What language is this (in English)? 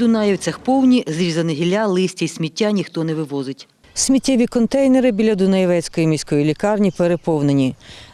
Ukrainian